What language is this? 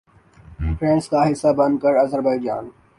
Urdu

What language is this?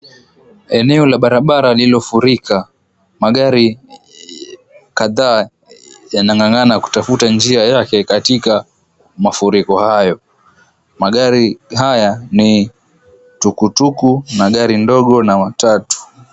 Swahili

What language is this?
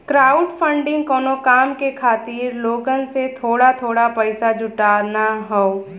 Bhojpuri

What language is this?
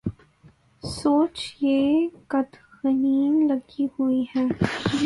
Urdu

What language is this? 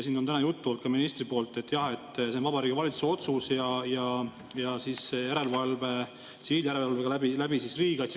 Estonian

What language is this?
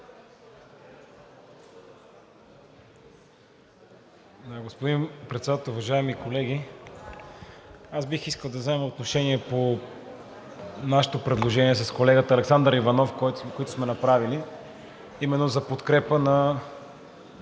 Bulgarian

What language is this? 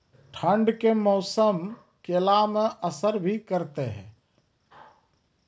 Maithili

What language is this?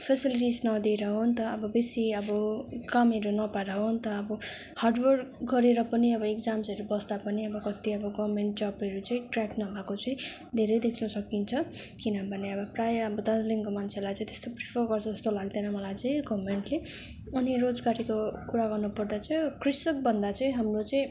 Nepali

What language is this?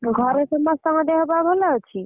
Odia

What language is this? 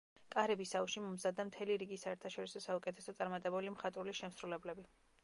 Georgian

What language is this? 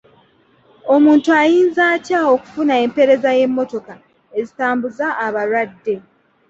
Ganda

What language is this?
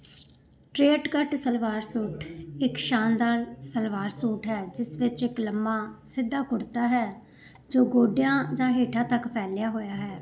Punjabi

